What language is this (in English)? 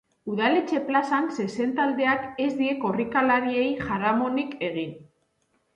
Basque